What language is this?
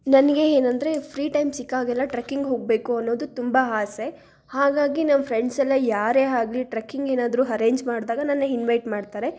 Kannada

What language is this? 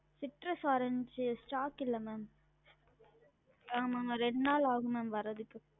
Tamil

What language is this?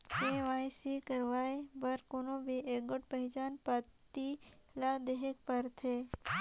Chhattisgarhi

